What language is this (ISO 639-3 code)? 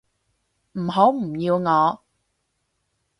yue